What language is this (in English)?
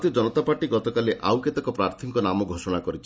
Odia